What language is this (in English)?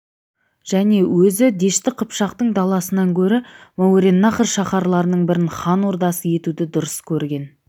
Kazakh